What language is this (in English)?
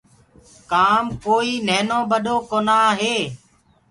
Gurgula